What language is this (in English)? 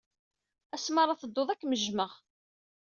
Kabyle